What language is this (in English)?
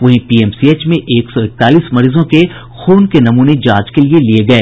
Hindi